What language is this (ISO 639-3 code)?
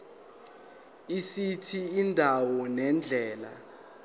zul